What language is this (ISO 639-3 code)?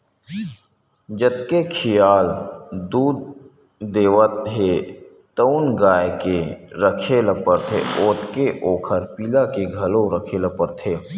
hne